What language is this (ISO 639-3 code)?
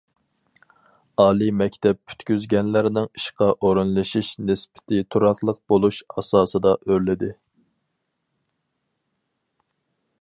uig